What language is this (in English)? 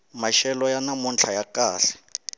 Tsonga